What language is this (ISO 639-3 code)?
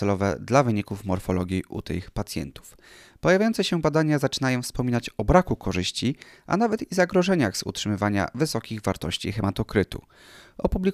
pol